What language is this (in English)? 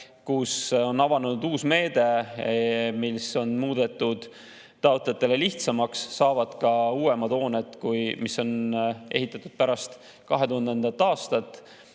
Estonian